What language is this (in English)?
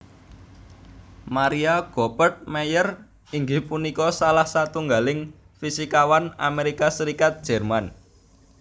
Javanese